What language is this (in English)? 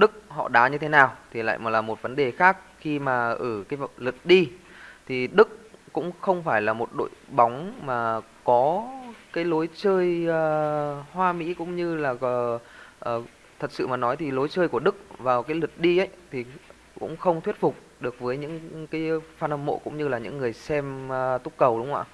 Vietnamese